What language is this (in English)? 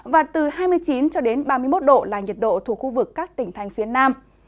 Vietnamese